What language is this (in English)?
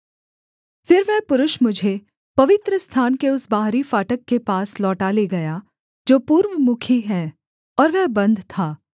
Hindi